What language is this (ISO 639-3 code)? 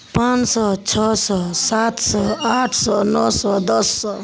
mai